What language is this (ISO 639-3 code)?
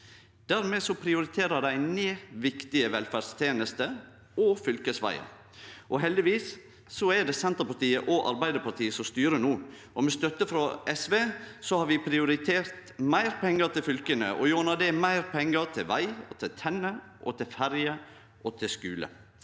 nor